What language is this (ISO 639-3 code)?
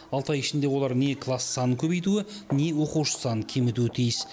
kaz